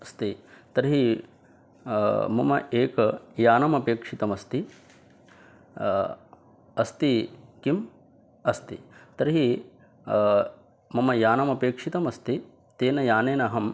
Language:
Sanskrit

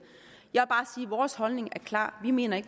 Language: Danish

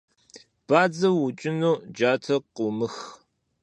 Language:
Kabardian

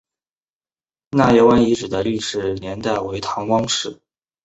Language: Chinese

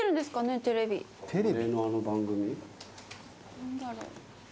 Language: Japanese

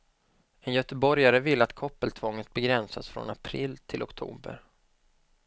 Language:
Swedish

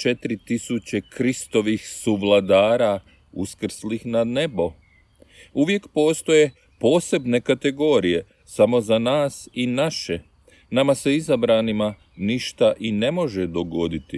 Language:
Croatian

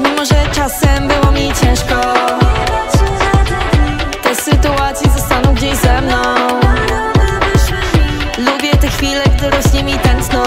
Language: Polish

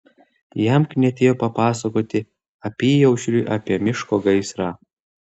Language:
Lithuanian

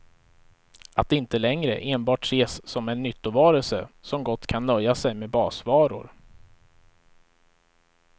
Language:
Swedish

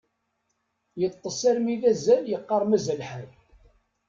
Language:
Kabyle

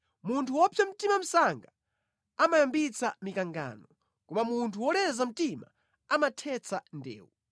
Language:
Nyanja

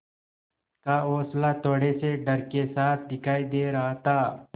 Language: Hindi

